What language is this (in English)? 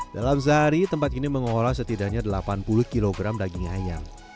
Indonesian